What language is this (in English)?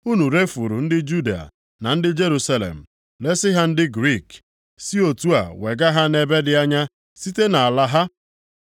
Igbo